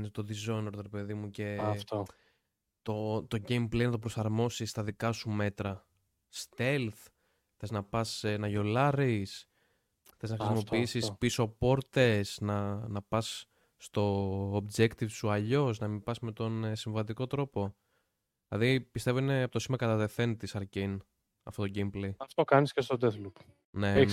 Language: Greek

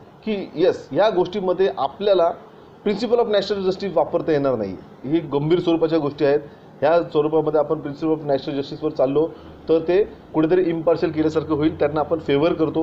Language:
Hindi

